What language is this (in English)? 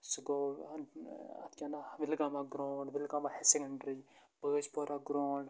Kashmiri